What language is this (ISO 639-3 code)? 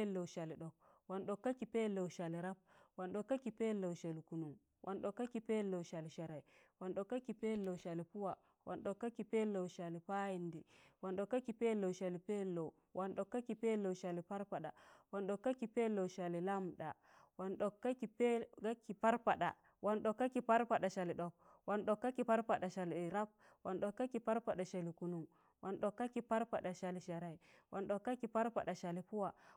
tan